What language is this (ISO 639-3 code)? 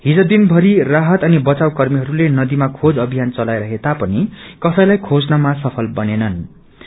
nep